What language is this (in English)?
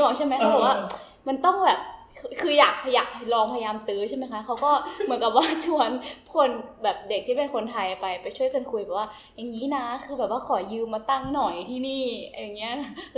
Thai